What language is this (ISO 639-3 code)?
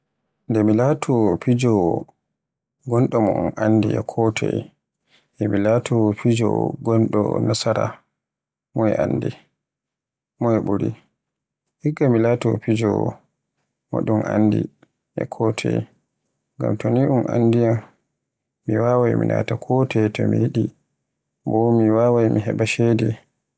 fue